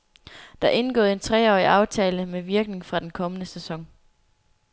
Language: Danish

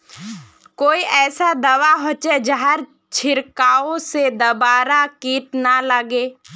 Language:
Magahi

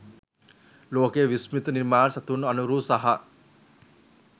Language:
Sinhala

